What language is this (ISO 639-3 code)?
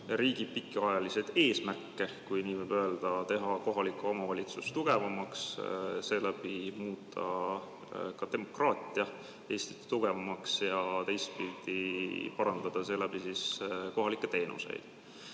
est